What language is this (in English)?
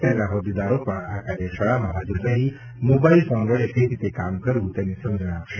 Gujarati